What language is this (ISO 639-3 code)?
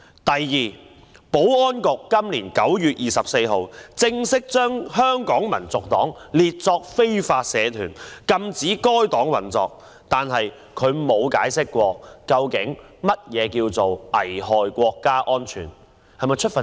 yue